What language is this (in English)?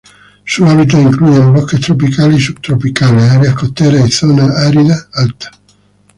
Spanish